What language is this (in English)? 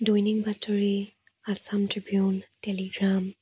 Assamese